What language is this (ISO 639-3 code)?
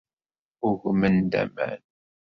kab